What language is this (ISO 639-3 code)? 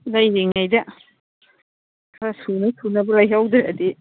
mni